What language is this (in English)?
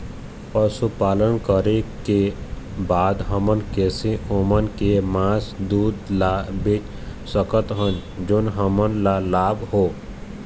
Chhattisgarhi